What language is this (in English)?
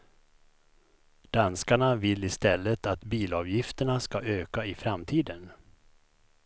Swedish